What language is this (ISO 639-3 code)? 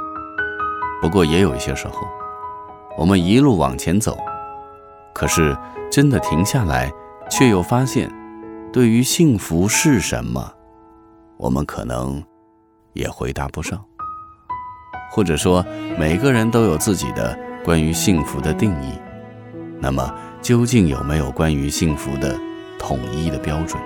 zho